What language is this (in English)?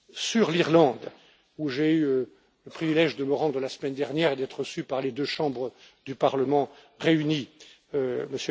French